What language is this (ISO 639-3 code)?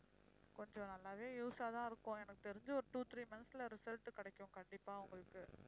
tam